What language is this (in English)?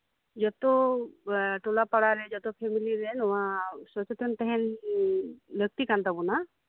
Santali